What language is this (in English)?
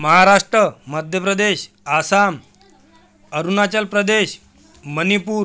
Marathi